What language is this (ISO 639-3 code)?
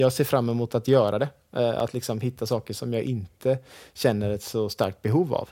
swe